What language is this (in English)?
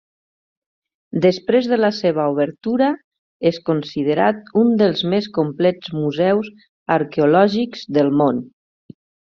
Catalan